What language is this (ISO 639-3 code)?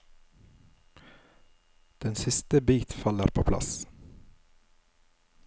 nor